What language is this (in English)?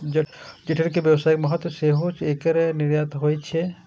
Maithili